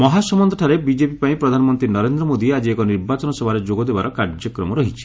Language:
Odia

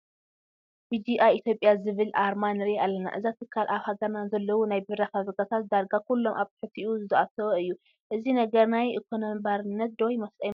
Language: Tigrinya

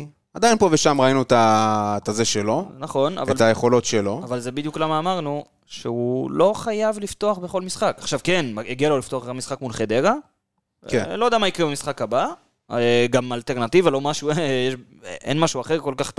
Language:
Hebrew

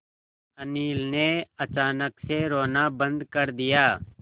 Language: Hindi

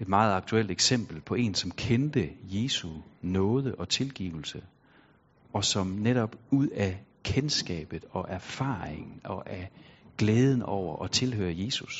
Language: Danish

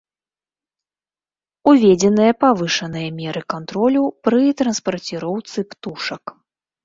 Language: Belarusian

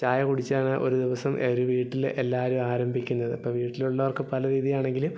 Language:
Malayalam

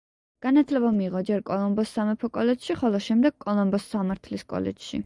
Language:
Georgian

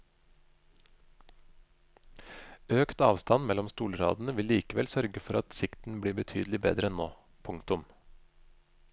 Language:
Norwegian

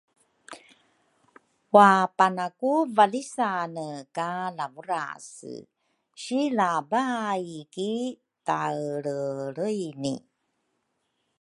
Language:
Rukai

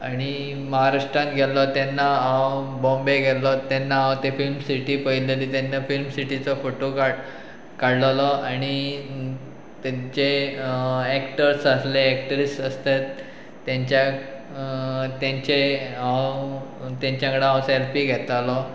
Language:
Konkani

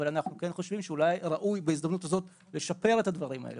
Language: Hebrew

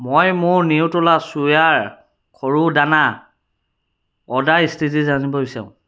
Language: Assamese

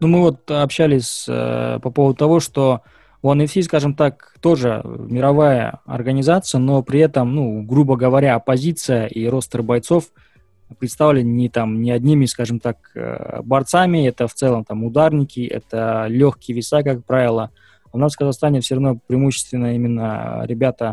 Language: Russian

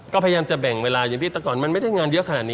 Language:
Thai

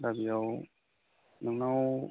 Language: Bodo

